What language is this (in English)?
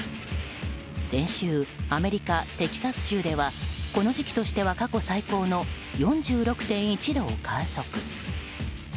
Japanese